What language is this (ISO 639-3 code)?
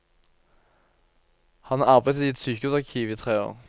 nor